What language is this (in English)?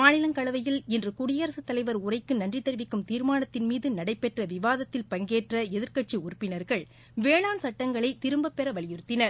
Tamil